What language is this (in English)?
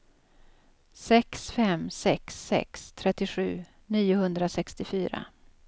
Swedish